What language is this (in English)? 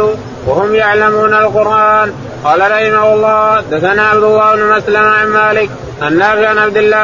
Arabic